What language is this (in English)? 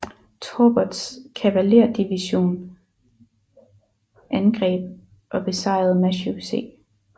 Danish